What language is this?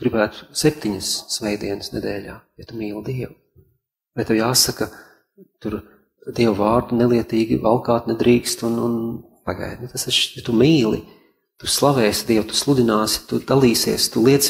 Latvian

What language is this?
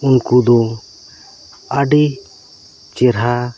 Santali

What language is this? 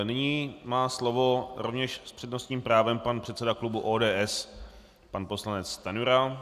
Czech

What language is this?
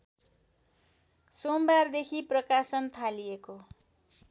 Nepali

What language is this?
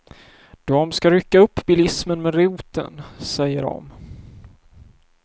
Swedish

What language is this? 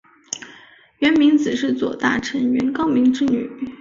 Chinese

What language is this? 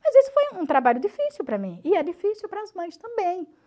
Portuguese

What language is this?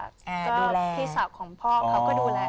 Thai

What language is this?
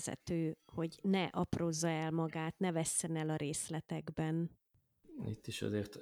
Hungarian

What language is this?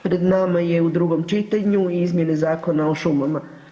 Croatian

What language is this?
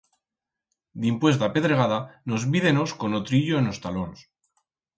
Aragonese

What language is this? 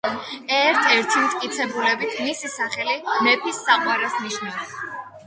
Georgian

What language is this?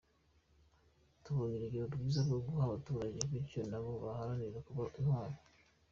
Kinyarwanda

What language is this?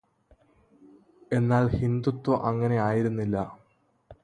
Malayalam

